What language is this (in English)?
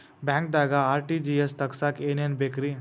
Kannada